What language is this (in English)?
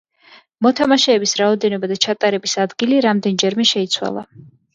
Georgian